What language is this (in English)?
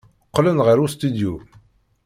Kabyle